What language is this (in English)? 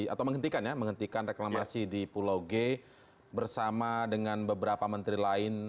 Indonesian